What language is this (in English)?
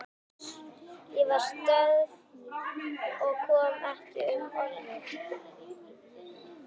Icelandic